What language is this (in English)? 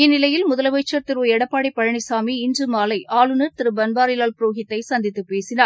Tamil